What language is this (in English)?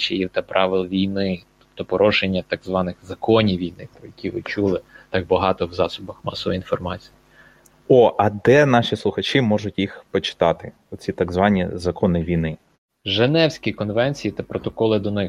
Ukrainian